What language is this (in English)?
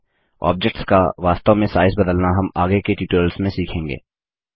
Hindi